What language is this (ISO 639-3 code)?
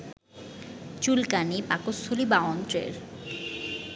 ben